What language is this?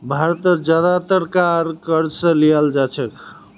Magahi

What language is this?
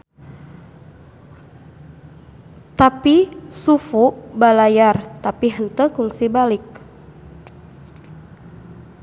Sundanese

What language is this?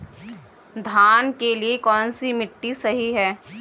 Hindi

